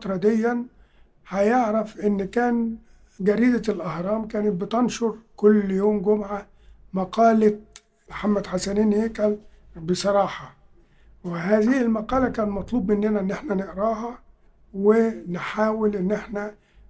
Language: Arabic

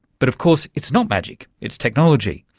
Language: English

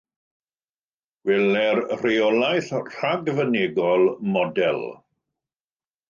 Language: Welsh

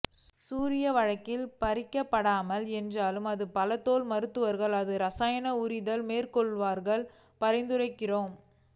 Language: Tamil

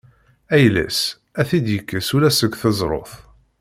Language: Kabyle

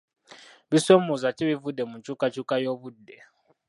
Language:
Ganda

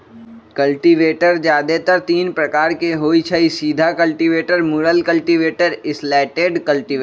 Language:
Magahi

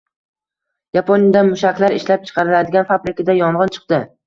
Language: Uzbek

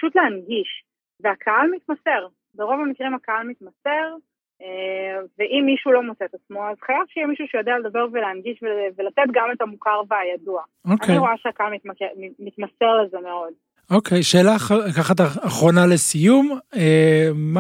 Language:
Hebrew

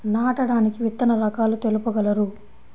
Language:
Telugu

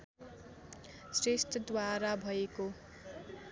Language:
Nepali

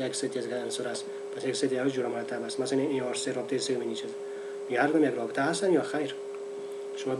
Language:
Persian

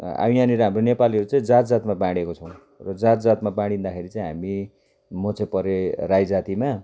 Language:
Nepali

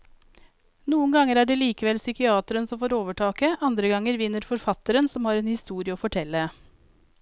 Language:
Norwegian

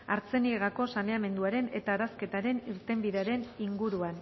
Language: Basque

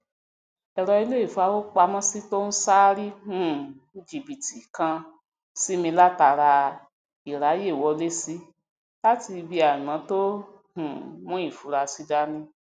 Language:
Yoruba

